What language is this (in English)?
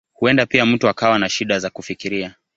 Swahili